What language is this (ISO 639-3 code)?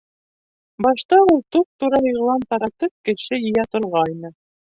bak